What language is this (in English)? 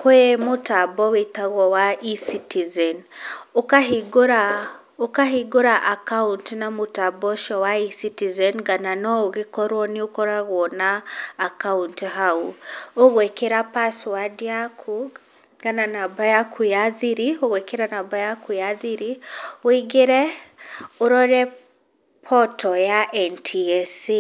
Kikuyu